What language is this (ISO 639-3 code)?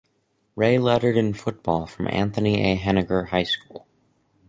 eng